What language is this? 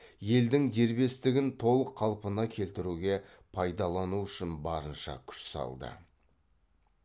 Kazakh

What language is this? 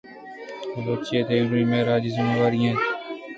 Eastern Balochi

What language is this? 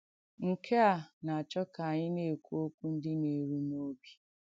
Igbo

